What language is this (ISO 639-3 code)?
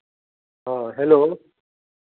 mai